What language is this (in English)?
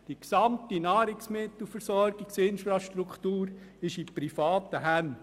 Swiss German